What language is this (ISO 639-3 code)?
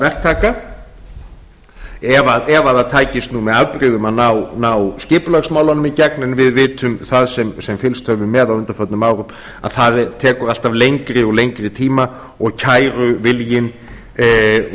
isl